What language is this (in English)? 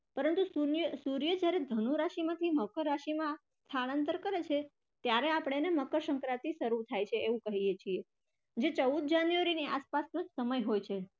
Gujarati